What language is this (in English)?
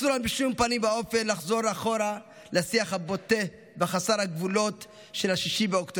Hebrew